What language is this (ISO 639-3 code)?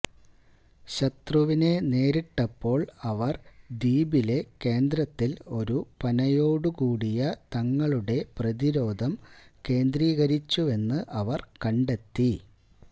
mal